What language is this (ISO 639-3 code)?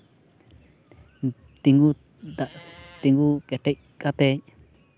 sat